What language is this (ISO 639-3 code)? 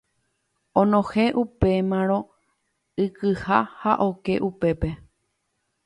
grn